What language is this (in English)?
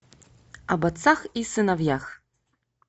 Russian